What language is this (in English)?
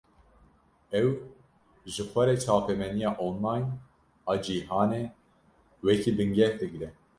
Kurdish